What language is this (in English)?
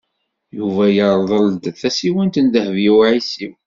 Kabyle